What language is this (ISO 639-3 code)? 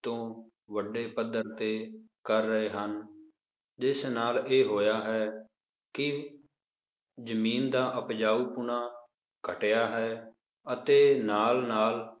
pan